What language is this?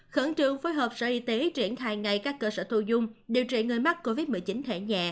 Vietnamese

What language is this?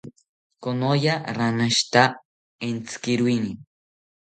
South Ucayali Ashéninka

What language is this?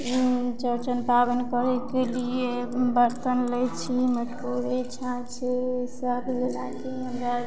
Maithili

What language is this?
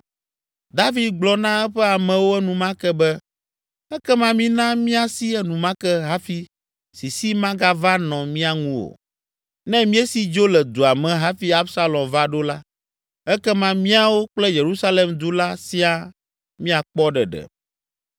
Ewe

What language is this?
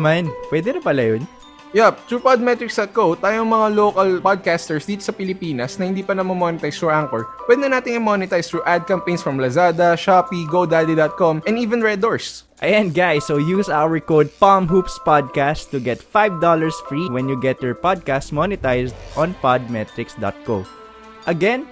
Filipino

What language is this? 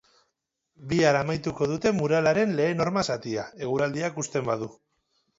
Basque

